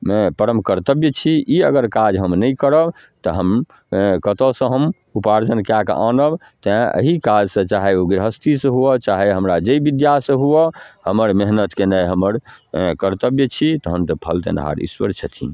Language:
Maithili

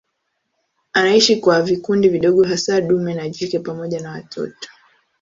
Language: Swahili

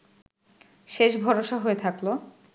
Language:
Bangla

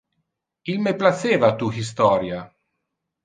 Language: Interlingua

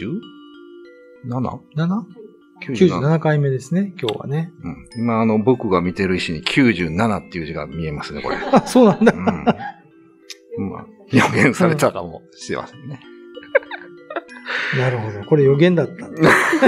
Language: Japanese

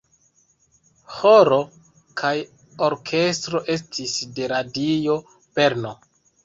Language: Esperanto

